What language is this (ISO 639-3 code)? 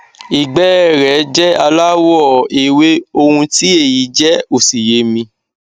yor